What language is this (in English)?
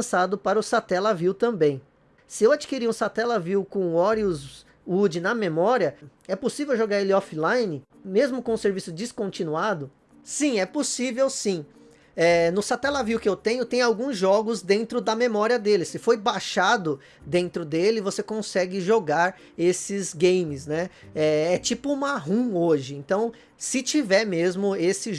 Portuguese